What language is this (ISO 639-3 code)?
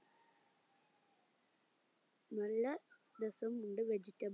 mal